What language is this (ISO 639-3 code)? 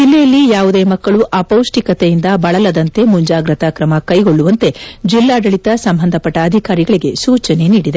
kan